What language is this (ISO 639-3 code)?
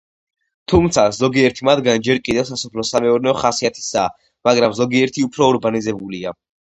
kat